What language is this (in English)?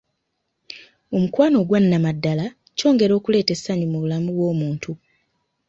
Ganda